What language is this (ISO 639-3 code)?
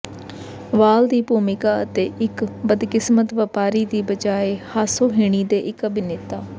pan